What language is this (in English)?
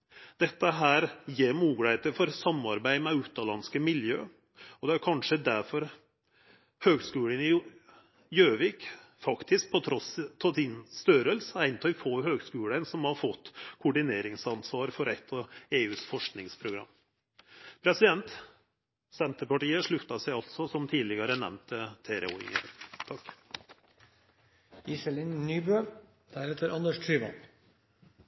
Norwegian Nynorsk